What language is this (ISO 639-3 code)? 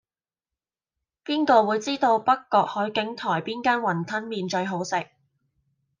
yue